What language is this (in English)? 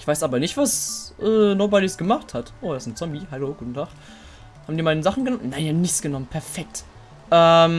German